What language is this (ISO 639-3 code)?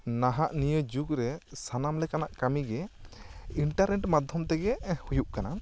sat